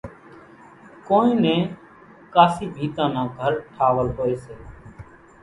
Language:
Kachi Koli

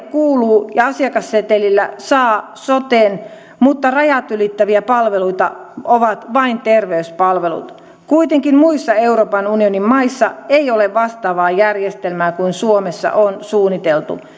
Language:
Finnish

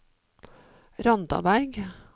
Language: Norwegian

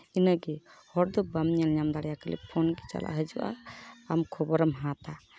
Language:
Santali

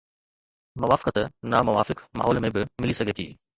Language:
Sindhi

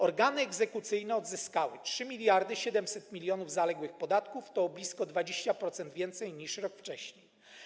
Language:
Polish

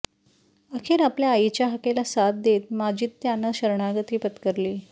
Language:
Marathi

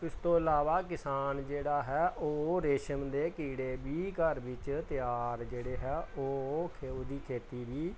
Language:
Punjabi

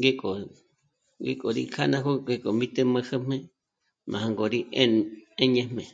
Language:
Michoacán Mazahua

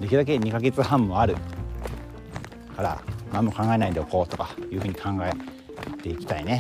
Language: Japanese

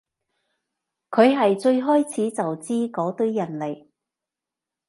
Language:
Cantonese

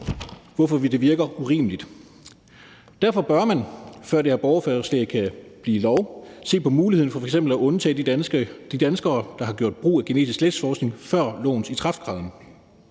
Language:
Danish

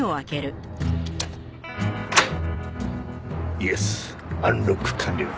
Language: Japanese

